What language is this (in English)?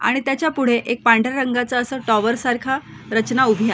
Marathi